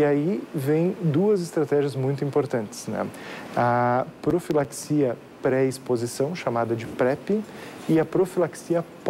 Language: Portuguese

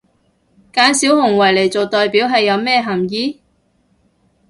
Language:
Cantonese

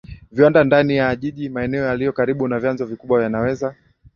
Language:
Swahili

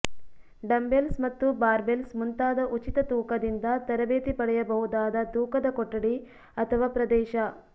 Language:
Kannada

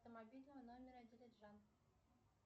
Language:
Russian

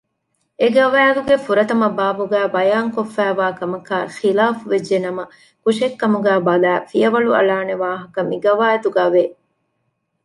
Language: Divehi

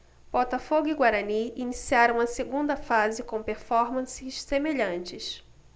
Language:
Portuguese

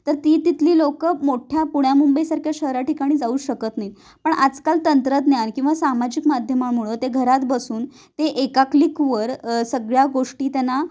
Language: Marathi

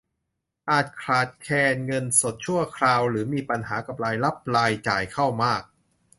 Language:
Thai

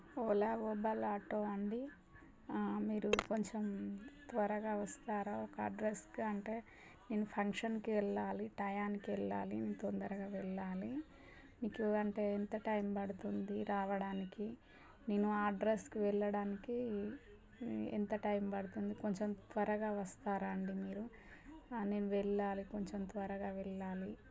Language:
Telugu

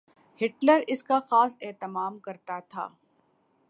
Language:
Urdu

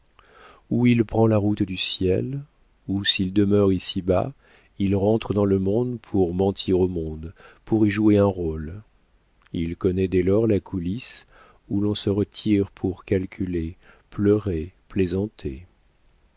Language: French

